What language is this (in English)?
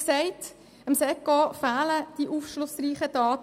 Swiss German